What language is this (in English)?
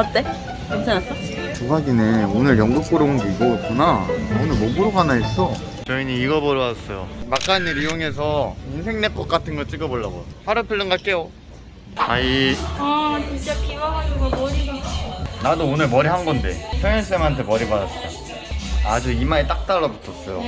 Korean